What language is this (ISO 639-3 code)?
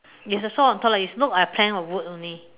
eng